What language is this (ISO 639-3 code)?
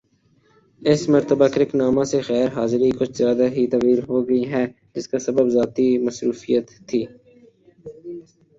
urd